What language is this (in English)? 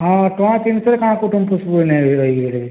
Odia